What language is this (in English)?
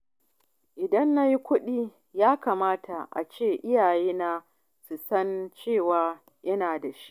Hausa